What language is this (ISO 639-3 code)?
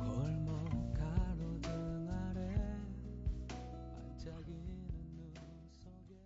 kor